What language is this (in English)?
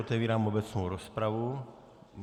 Czech